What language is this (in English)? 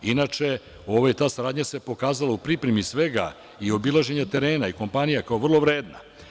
Serbian